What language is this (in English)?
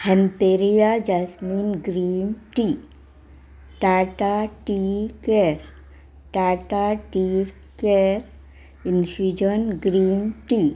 Konkani